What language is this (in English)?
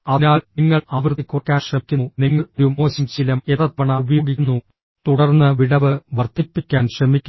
Malayalam